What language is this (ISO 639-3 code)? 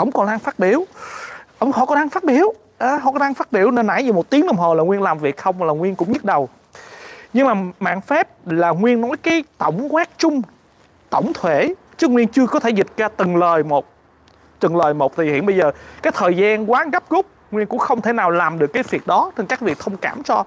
vie